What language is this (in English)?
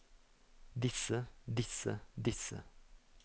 Norwegian